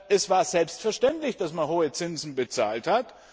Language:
German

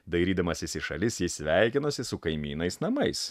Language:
Lithuanian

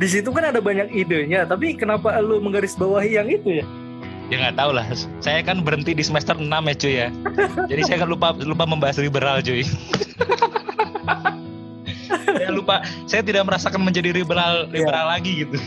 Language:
Indonesian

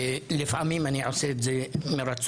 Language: Hebrew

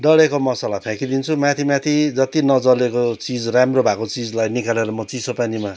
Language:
Nepali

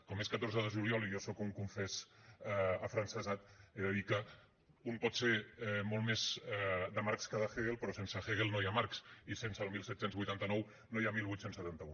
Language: Catalan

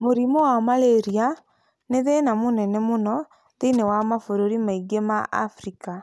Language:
Kikuyu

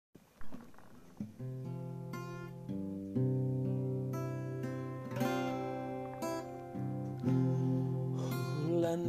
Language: Malay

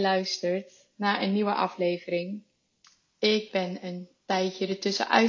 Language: Dutch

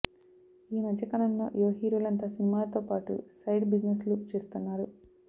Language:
Telugu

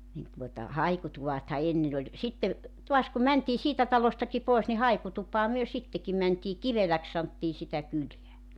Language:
Finnish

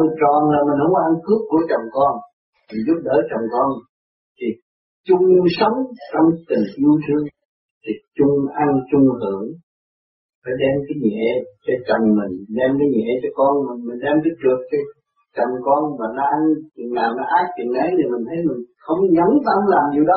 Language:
Vietnamese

